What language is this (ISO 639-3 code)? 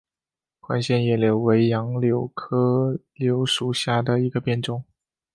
zho